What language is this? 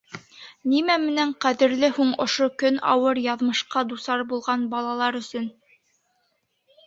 Bashkir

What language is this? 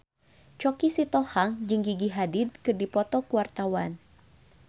Sundanese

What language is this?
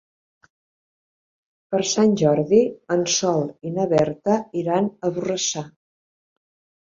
Catalan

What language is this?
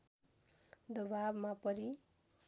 Nepali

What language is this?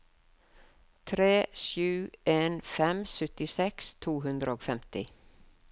Norwegian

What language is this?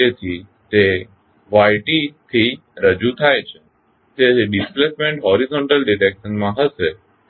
Gujarati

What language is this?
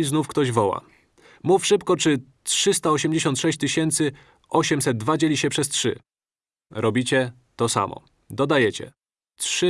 Polish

